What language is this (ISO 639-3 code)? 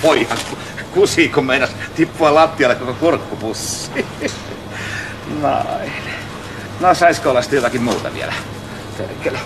fin